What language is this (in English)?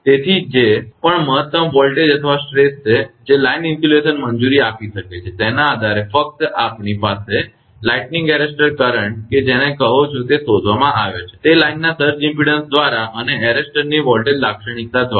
Gujarati